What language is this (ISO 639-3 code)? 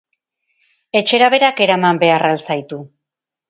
eus